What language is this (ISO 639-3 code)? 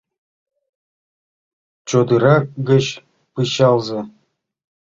chm